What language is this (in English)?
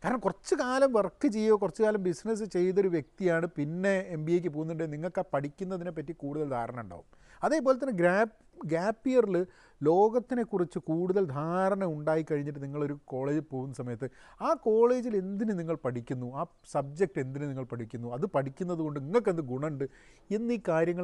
Malayalam